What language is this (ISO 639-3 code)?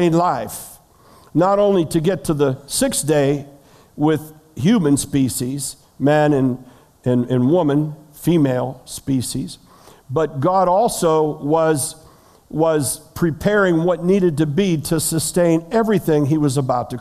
eng